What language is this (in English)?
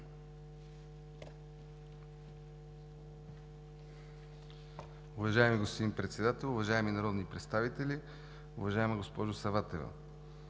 Bulgarian